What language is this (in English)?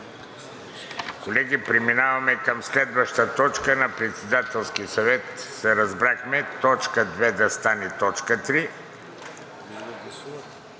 Bulgarian